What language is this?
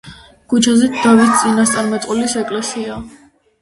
Georgian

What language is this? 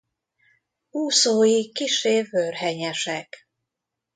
Hungarian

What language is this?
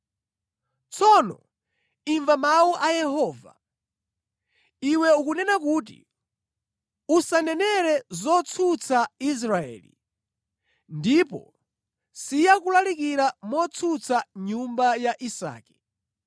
Nyanja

